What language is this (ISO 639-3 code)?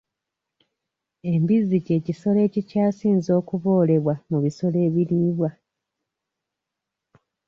lug